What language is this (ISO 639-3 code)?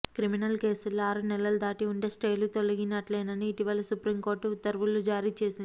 tel